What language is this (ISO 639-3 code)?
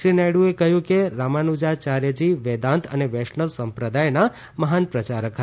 guj